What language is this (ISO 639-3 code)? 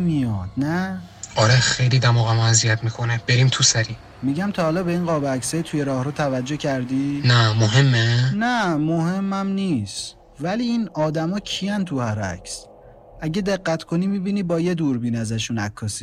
fas